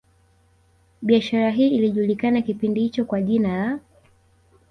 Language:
Swahili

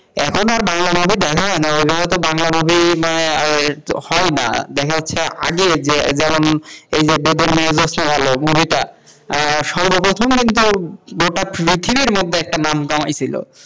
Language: Bangla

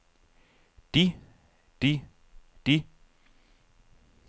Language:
Danish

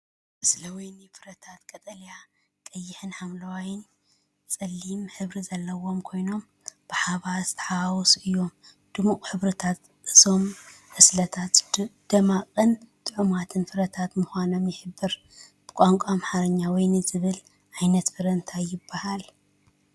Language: Tigrinya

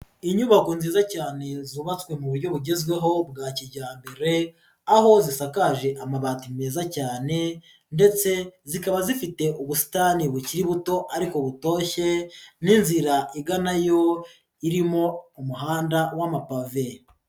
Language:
Kinyarwanda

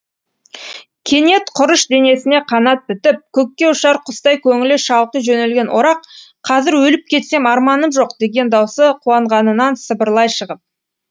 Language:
Kazakh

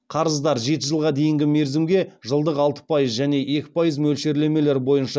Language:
Kazakh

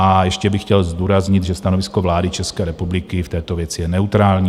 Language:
Czech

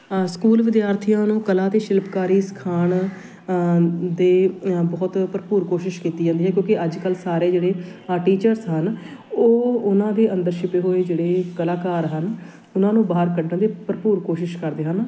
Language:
Punjabi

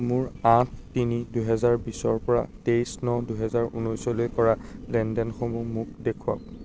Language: Assamese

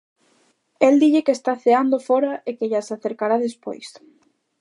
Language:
Galician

